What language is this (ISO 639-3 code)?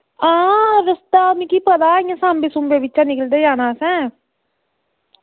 doi